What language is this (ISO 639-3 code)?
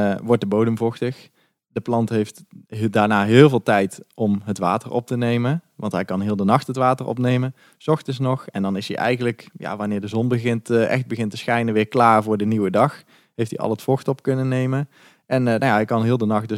nld